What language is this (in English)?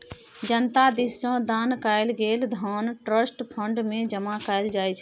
Maithili